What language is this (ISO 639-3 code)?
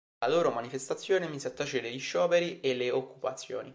ita